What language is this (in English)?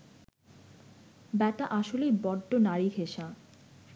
Bangla